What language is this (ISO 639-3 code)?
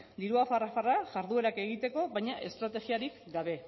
eus